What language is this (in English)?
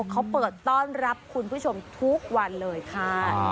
Thai